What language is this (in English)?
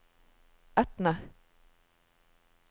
Norwegian